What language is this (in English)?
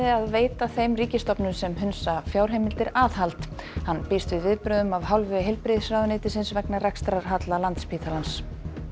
Icelandic